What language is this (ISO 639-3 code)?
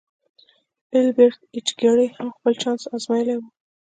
pus